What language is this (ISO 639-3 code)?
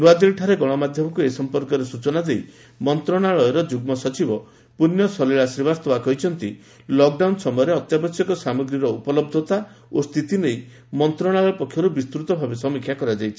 ori